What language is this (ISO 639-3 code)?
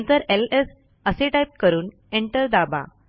mar